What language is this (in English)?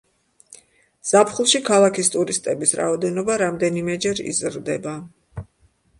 Georgian